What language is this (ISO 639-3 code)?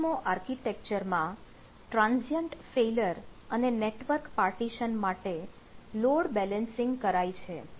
guj